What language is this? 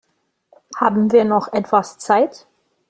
German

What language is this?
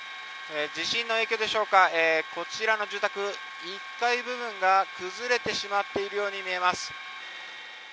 Japanese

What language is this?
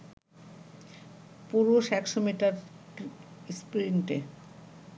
Bangla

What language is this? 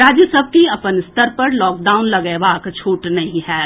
Maithili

